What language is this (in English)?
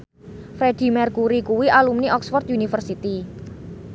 Javanese